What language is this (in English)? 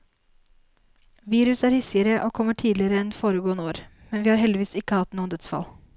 Norwegian